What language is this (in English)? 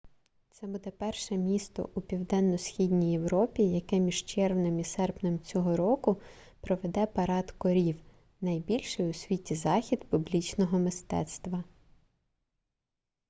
Ukrainian